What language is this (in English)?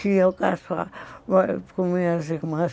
Portuguese